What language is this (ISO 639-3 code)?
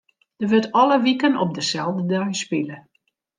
fry